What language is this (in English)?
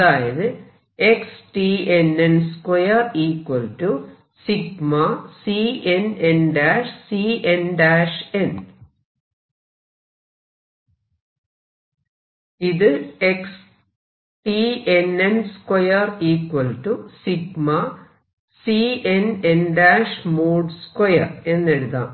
Malayalam